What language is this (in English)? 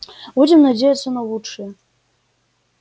Russian